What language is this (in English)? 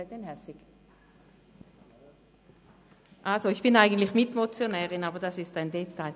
Swiss German